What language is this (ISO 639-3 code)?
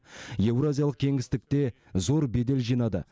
kaz